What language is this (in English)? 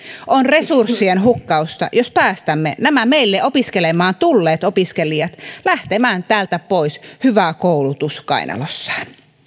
Finnish